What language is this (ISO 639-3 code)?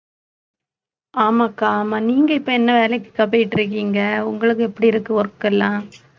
tam